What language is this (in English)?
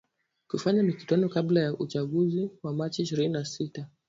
Swahili